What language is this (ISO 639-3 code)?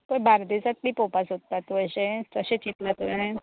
kok